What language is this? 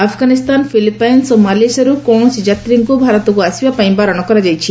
Odia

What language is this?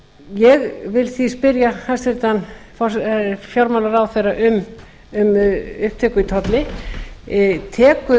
Icelandic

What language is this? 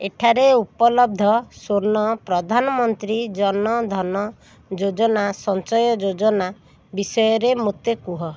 Odia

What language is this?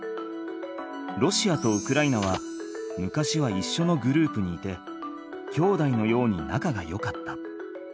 Japanese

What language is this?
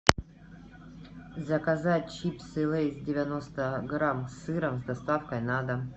Russian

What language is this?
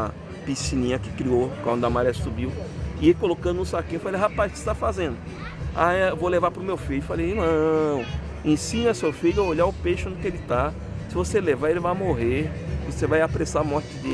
Portuguese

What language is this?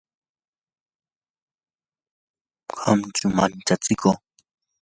Yanahuanca Pasco Quechua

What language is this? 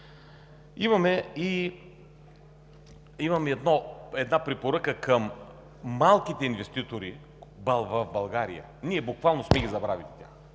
Bulgarian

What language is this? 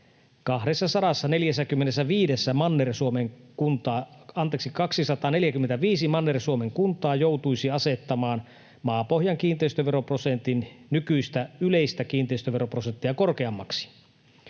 Finnish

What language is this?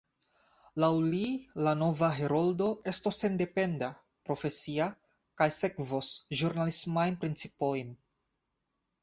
Esperanto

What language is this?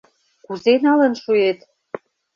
Mari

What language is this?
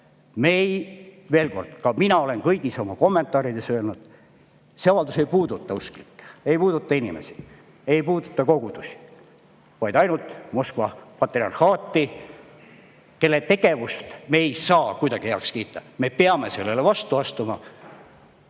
Estonian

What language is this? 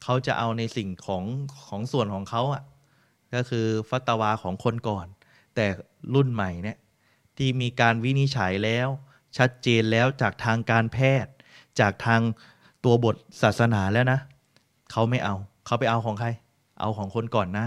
Thai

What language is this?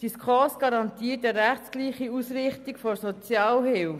Swiss German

